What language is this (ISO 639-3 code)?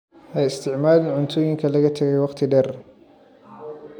som